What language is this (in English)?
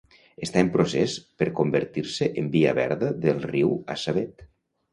Catalan